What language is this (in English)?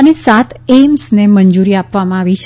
Gujarati